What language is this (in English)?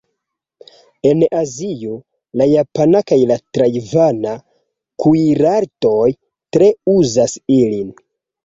Esperanto